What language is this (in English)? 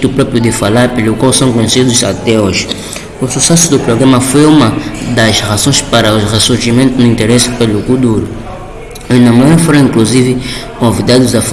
Portuguese